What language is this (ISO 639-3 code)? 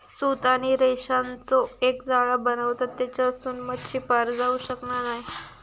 mar